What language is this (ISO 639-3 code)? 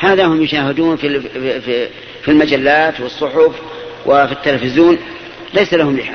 ara